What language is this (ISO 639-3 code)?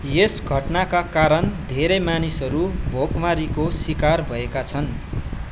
nep